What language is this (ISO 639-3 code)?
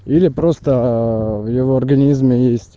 rus